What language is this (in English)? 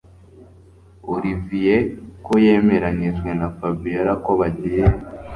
Kinyarwanda